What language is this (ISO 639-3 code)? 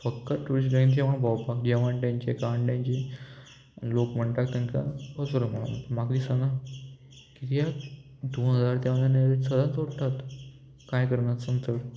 kok